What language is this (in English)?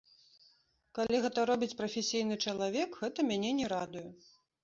Belarusian